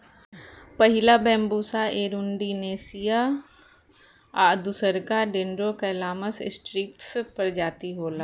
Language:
Bhojpuri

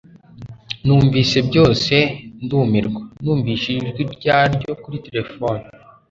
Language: Kinyarwanda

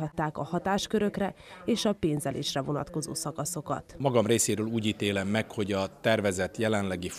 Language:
Hungarian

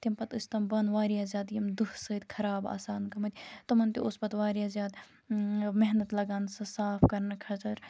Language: Kashmiri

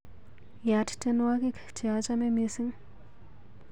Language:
Kalenjin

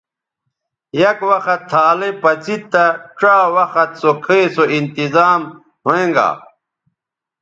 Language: Bateri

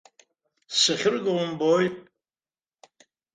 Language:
Abkhazian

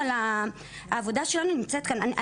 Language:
Hebrew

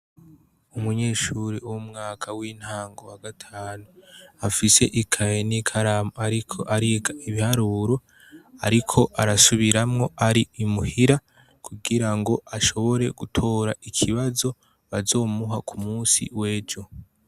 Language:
Rundi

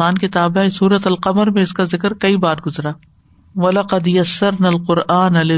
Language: Urdu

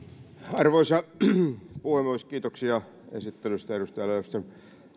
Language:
Finnish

